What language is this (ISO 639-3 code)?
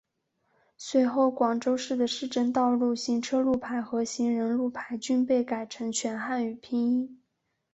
zho